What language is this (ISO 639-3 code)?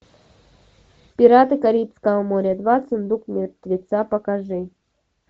rus